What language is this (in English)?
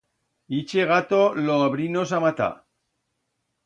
Aragonese